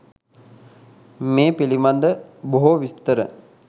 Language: Sinhala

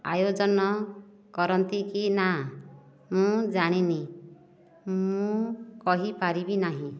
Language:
Odia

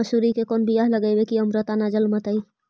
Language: Magahi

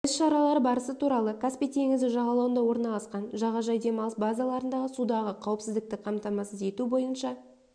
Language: Kazakh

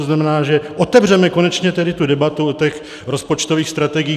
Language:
Czech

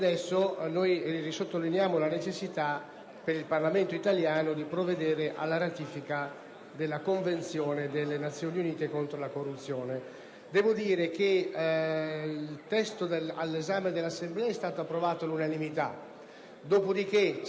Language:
Italian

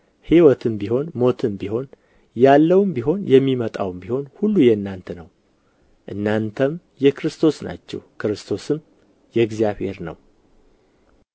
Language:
Amharic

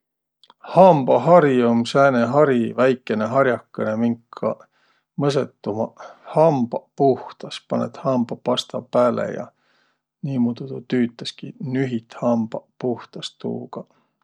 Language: Võro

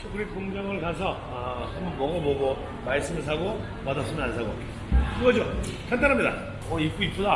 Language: Korean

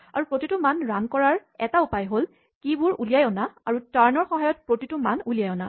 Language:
Assamese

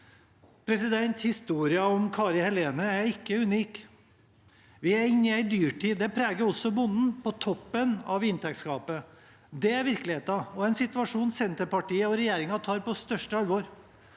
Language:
Norwegian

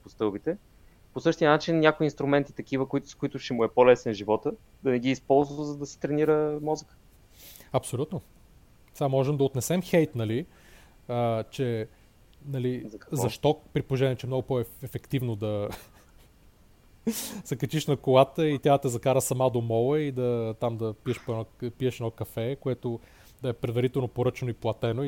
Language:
Bulgarian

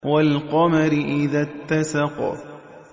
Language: Arabic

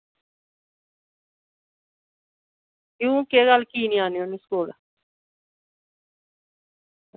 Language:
Dogri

